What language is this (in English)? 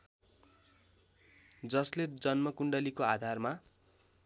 Nepali